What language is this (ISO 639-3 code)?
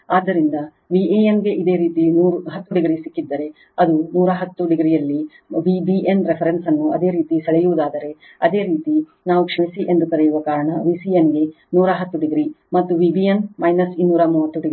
kan